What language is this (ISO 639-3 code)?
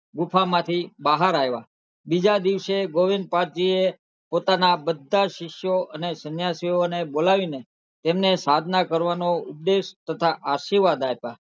guj